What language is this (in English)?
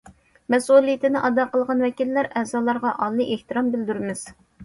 Uyghur